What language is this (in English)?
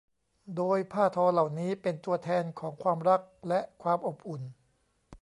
Thai